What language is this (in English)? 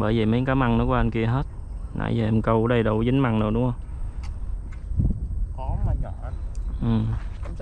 Vietnamese